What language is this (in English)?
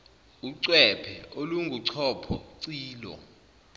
Zulu